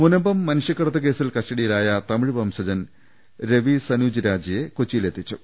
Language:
Malayalam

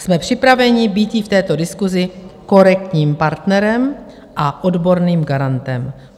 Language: Czech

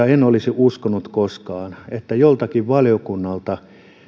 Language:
Finnish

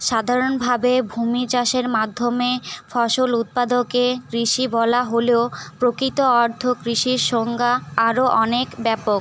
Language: Bangla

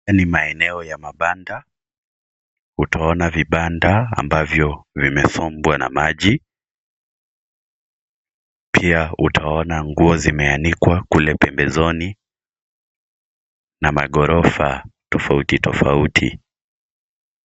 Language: Swahili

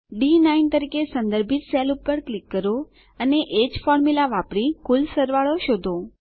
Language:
Gujarati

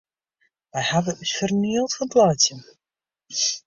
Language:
Western Frisian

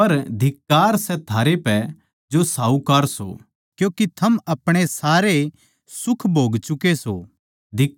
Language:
Haryanvi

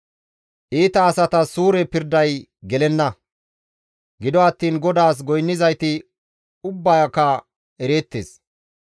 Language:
Gamo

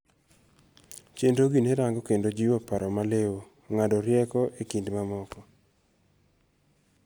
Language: Luo (Kenya and Tanzania)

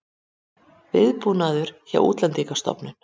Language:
Icelandic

